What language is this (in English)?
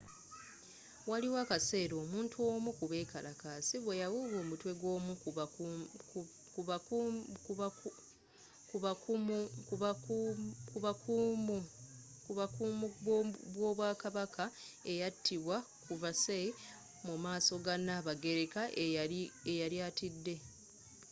Ganda